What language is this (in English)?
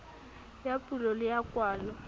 Southern Sotho